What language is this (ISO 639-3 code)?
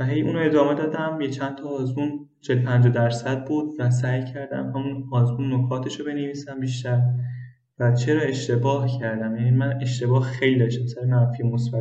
fas